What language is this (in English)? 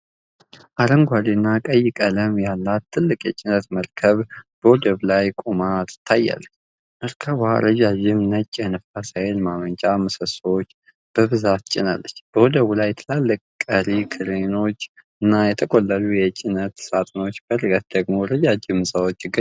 Amharic